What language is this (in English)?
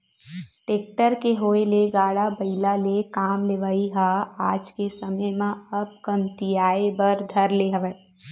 Chhattisgarhi